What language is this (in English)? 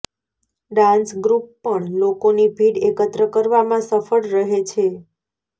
Gujarati